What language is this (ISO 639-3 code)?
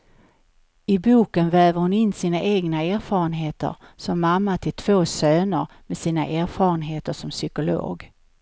swe